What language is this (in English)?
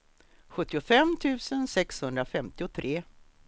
Swedish